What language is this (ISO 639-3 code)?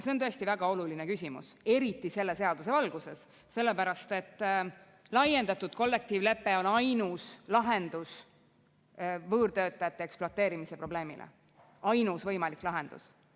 est